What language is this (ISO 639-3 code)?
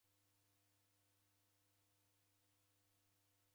dav